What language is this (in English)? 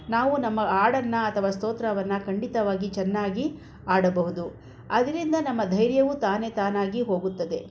Kannada